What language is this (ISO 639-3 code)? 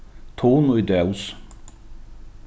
fao